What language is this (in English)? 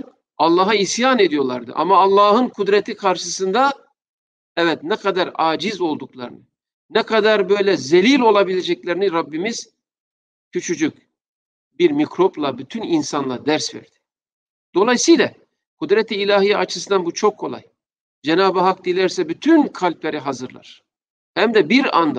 Turkish